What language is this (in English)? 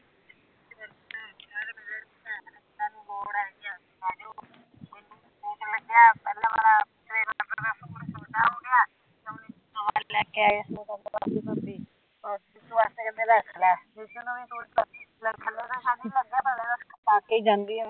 Punjabi